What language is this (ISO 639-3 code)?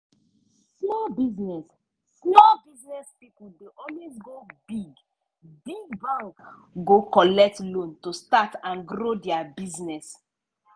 pcm